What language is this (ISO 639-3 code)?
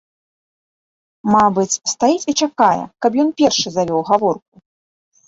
bel